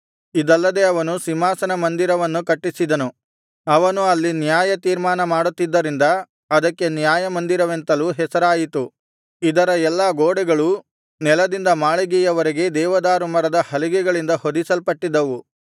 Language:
Kannada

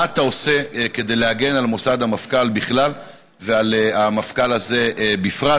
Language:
Hebrew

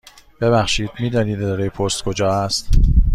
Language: Persian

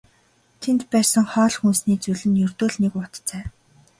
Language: Mongolian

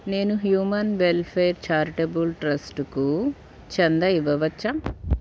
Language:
Telugu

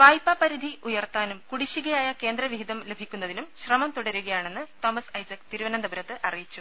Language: Malayalam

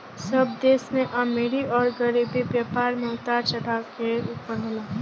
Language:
Bhojpuri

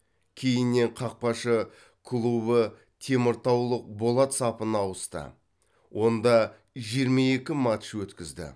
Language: Kazakh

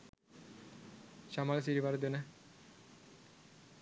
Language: Sinhala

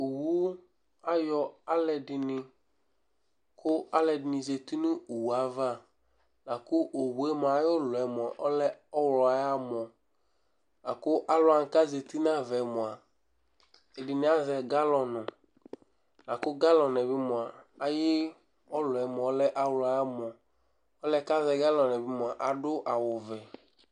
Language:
Ikposo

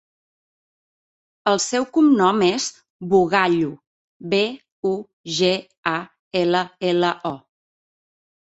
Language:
Catalan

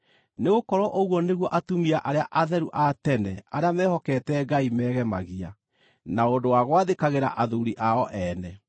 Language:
Kikuyu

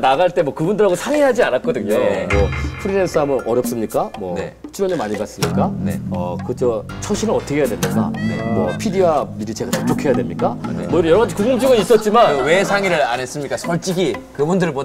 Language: Korean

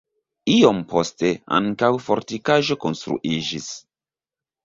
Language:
Esperanto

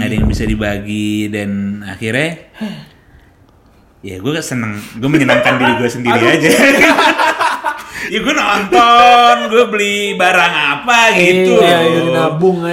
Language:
Indonesian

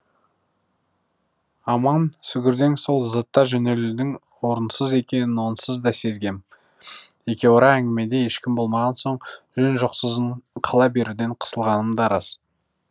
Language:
Kazakh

